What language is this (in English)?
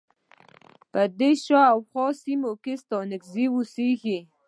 Pashto